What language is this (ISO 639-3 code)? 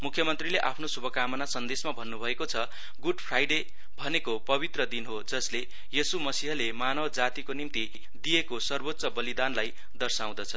nep